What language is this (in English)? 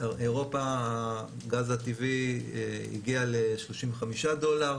Hebrew